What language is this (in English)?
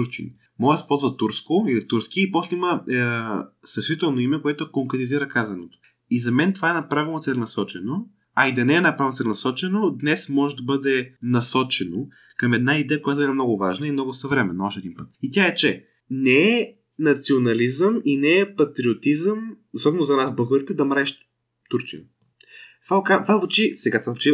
Bulgarian